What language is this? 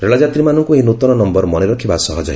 Odia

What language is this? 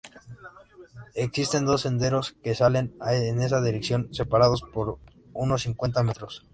Spanish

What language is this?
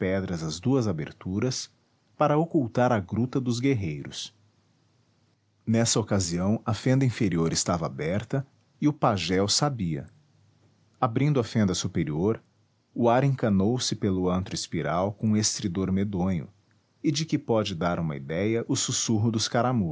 Portuguese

